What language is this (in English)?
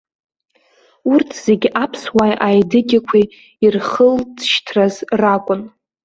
Abkhazian